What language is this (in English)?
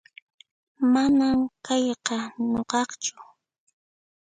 Puno Quechua